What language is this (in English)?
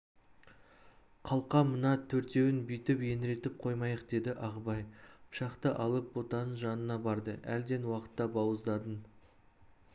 Kazakh